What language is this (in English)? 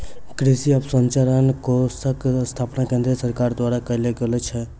Maithili